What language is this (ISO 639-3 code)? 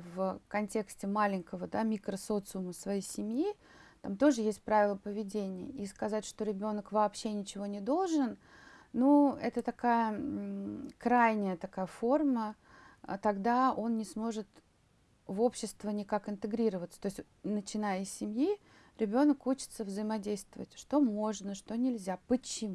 rus